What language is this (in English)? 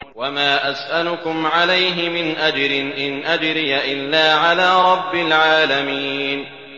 Arabic